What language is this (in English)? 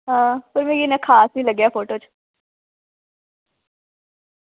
Dogri